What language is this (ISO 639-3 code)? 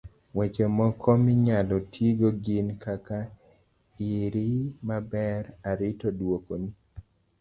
luo